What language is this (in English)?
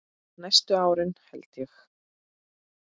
Icelandic